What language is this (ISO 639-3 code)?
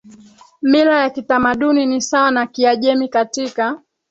swa